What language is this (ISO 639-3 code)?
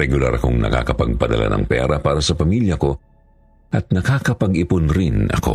fil